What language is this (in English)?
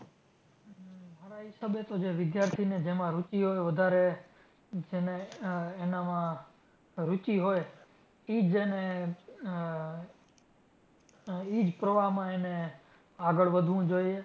Gujarati